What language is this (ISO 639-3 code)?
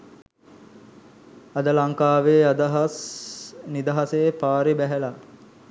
sin